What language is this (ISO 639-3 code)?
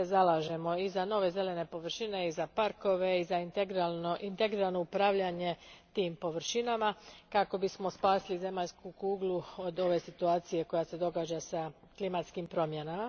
hrv